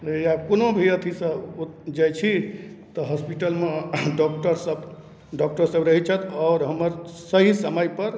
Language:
Maithili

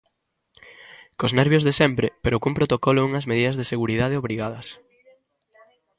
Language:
Galician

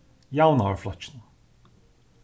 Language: Faroese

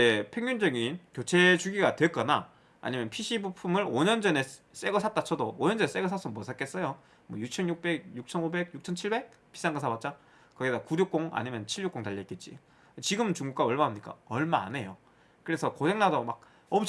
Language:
Korean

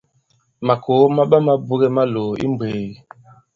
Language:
Bankon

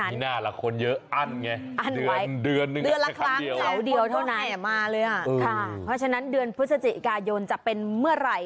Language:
Thai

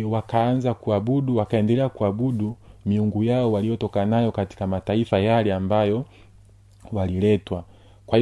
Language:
Swahili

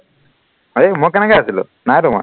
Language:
Assamese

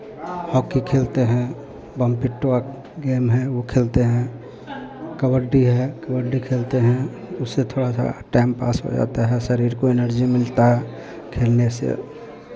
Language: Hindi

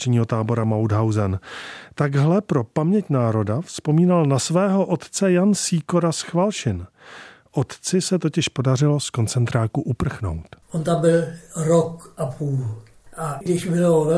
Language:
Czech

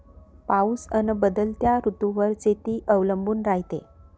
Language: Marathi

